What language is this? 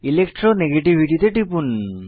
Bangla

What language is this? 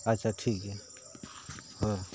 Santali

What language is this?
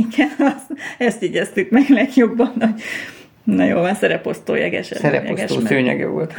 Hungarian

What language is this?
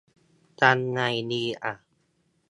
Thai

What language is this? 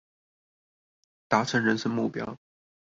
Chinese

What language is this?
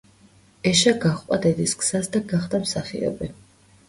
Georgian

